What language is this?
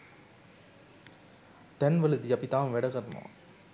Sinhala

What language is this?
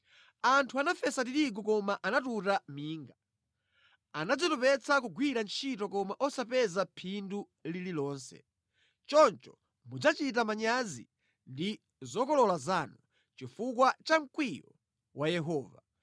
Nyanja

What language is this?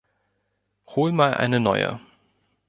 German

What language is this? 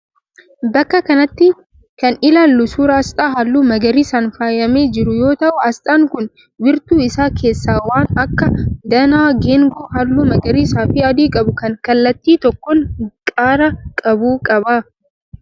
Oromo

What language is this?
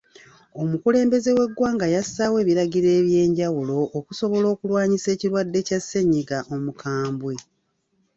Ganda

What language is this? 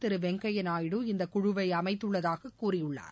Tamil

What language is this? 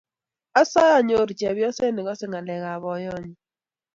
Kalenjin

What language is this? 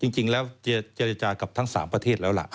Thai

